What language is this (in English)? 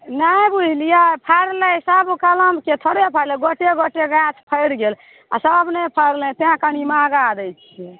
Maithili